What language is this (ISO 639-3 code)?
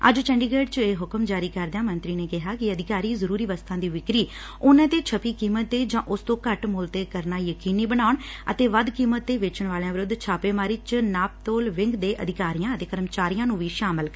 pan